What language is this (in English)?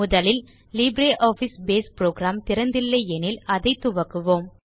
Tamil